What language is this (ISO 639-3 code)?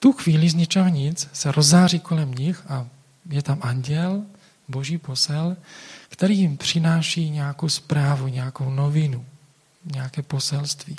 ces